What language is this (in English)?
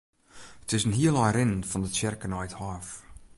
Western Frisian